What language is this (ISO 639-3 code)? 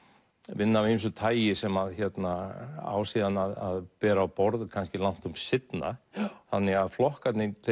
isl